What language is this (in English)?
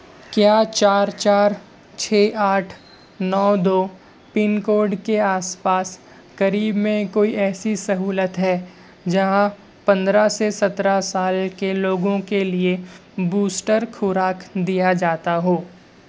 Urdu